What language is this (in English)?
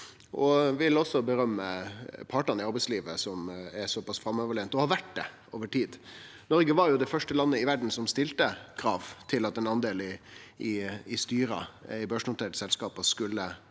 Norwegian